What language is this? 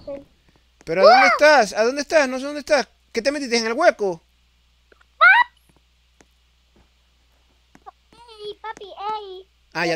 Spanish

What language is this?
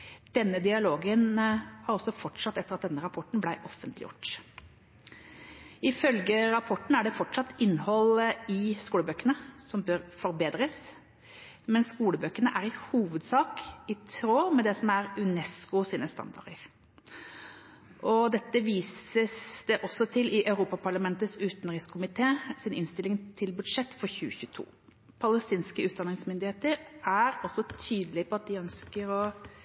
Norwegian Bokmål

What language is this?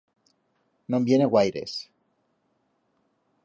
Aragonese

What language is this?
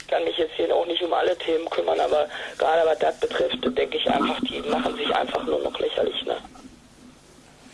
German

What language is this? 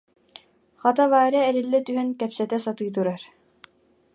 Yakut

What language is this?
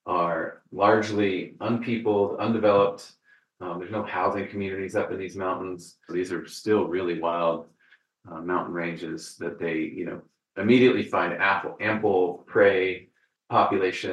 English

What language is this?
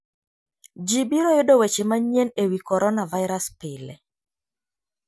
Luo (Kenya and Tanzania)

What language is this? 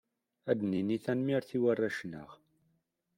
Kabyle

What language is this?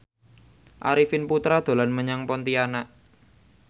Javanese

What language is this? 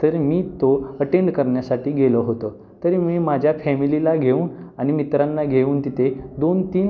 Marathi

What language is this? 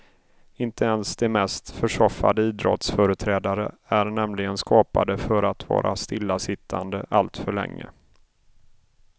Swedish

